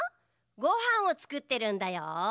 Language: Japanese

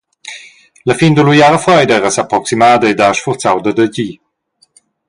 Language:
Romansh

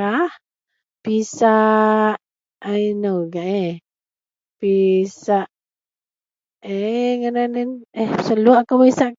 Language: Central Melanau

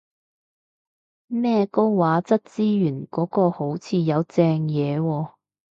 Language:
Cantonese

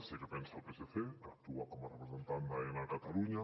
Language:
Catalan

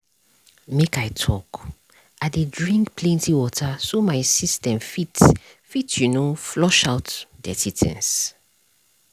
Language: Nigerian Pidgin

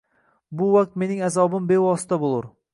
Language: Uzbek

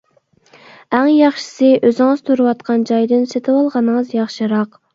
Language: Uyghur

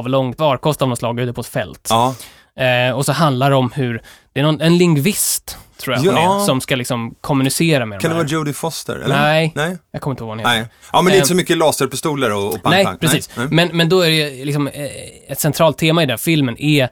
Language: Swedish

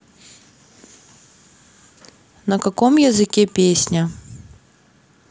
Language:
Russian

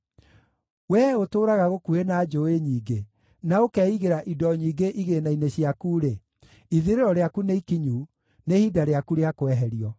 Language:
Kikuyu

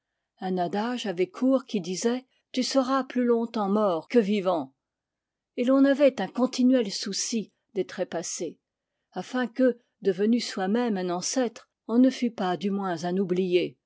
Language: French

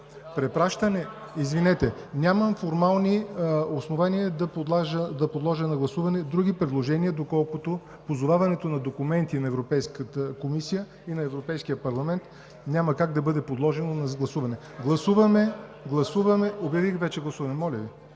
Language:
Bulgarian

